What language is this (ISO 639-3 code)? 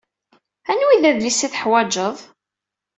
kab